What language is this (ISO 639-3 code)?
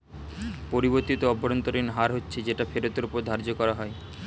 ben